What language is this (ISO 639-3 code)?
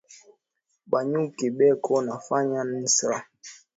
swa